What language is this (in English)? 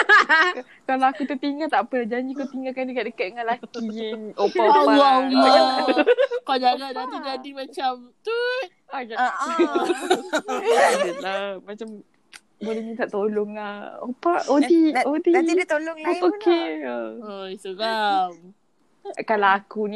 Malay